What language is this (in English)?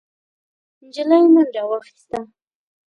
Pashto